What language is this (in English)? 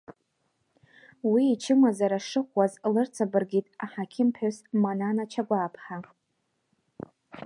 Abkhazian